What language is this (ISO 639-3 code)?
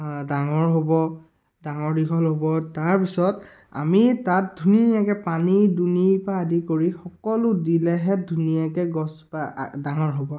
asm